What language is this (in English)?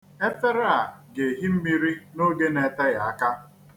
Igbo